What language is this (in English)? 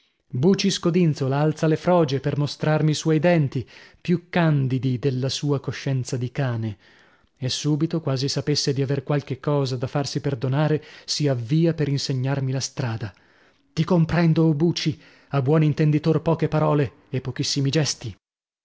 Italian